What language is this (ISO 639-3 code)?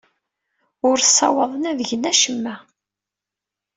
kab